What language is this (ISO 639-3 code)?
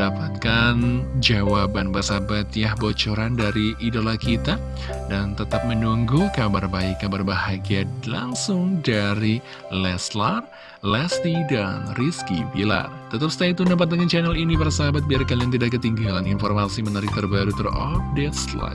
ind